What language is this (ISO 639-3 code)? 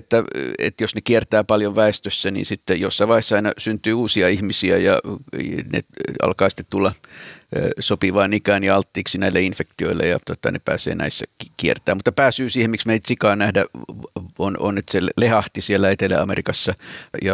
fin